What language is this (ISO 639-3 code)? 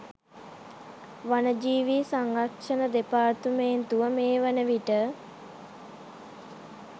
sin